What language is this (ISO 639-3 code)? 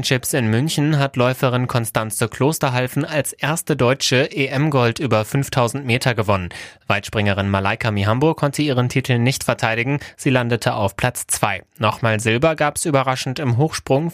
deu